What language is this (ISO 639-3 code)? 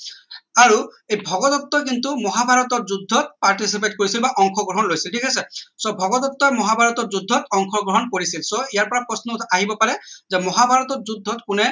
asm